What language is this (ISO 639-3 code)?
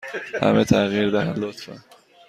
fas